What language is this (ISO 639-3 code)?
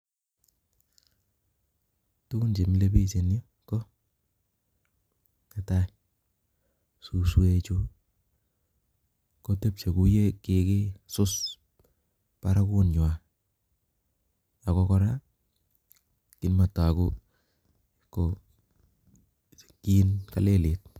kln